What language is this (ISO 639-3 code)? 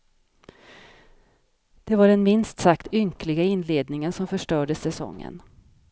swe